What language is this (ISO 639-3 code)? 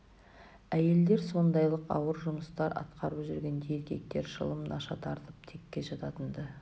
kaz